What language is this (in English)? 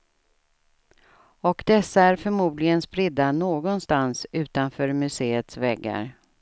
Swedish